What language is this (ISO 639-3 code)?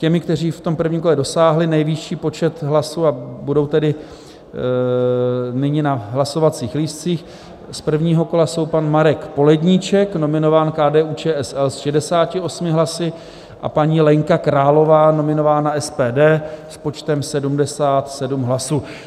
ces